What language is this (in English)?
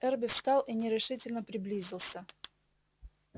Russian